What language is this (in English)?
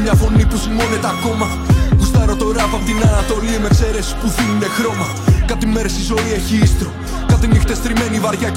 Greek